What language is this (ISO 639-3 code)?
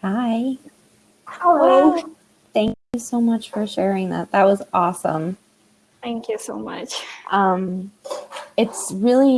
eng